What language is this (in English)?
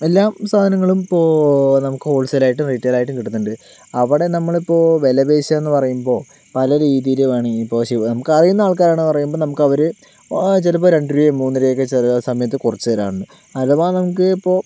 Malayalam